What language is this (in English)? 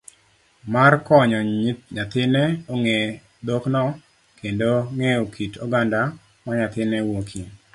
Luo (Kenya and Tanzania)